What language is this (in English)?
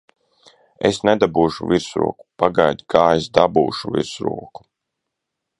Latvian